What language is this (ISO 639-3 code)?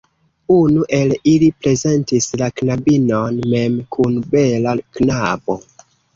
epo